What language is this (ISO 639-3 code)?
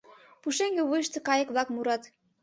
chm